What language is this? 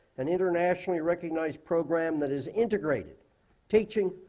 English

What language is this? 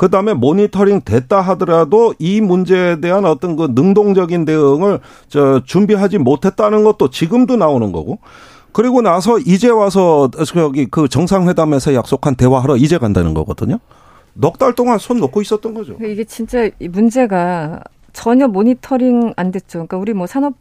Korean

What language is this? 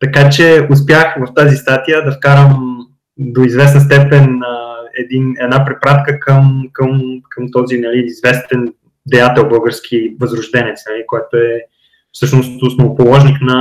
Bulgarian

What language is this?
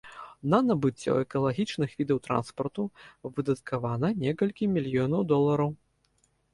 Belarusian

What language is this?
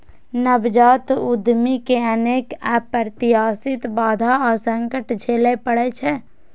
Maithili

